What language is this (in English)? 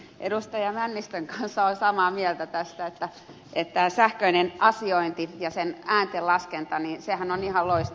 Finnish